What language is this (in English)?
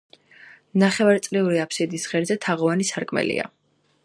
Georgian